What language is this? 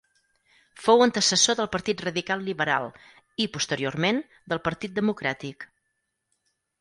Catalan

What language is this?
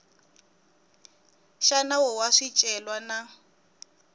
Tsonga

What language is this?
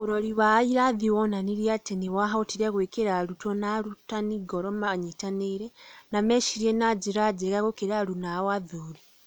Kikuyu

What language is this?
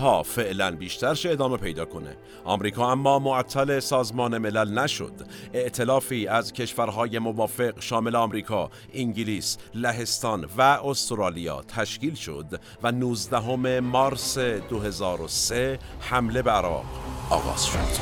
Persian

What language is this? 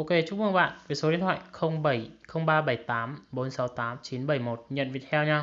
Vietnamese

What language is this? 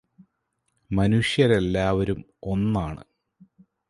Malayalam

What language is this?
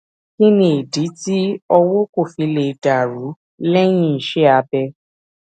Yoruba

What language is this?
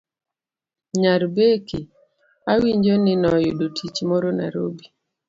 Luo (Kenya and Tanzania)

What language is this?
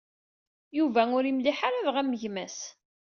Kabyle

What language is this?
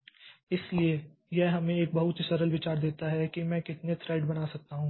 Hindi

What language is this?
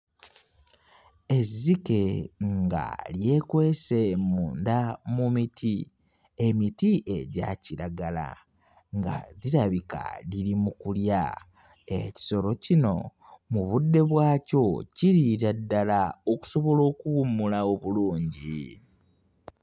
Ganda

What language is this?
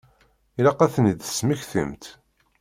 Kabyle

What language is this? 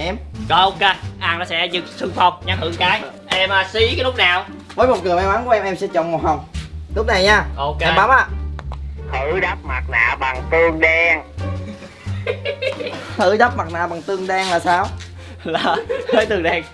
Vietnamese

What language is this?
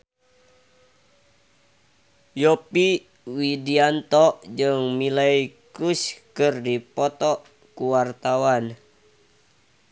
Sundanese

